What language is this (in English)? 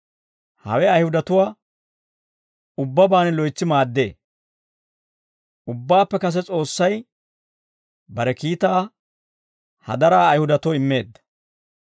Dawro